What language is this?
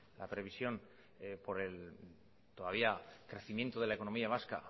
Spanish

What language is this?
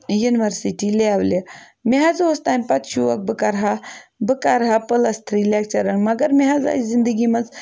Kashmiri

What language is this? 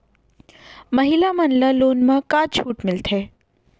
Chhattisgarhi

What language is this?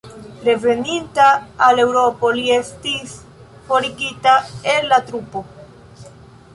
Esperanto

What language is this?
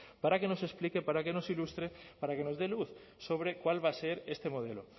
Spanish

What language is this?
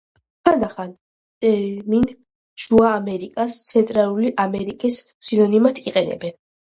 Georgian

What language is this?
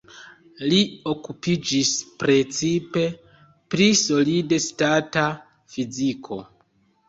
Esperanto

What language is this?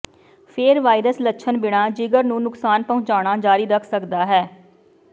Punjabi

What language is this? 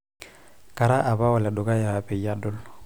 Masai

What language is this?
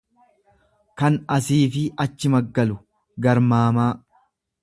Oromo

